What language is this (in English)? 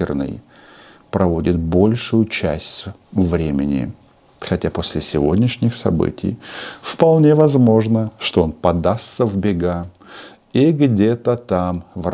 Russian